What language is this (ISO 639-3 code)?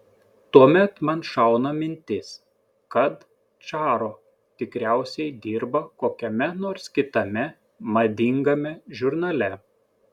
lit